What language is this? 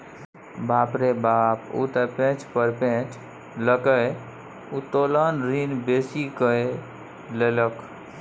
Maithili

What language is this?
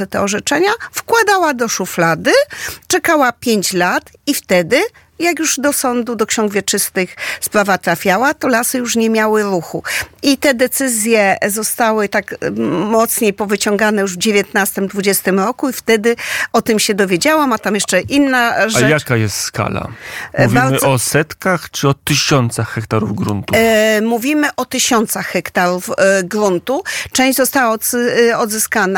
Polish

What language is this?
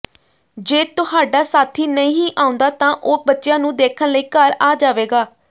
Punjabi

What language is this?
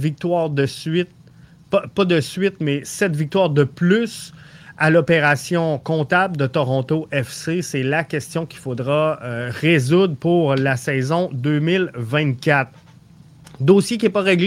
French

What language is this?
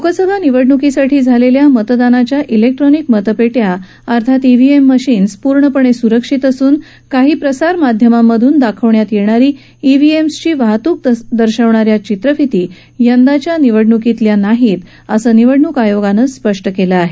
Marathi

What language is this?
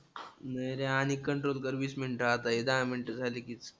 Marathi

